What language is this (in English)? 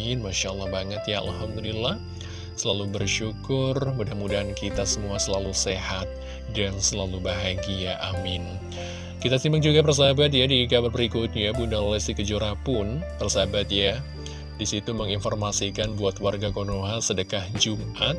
Indonesian